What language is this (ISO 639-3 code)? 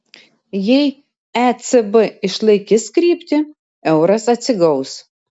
lit